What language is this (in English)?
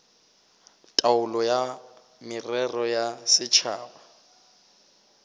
Northern Sotho